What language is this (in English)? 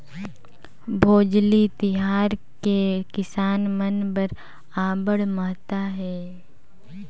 Chhattisgarhi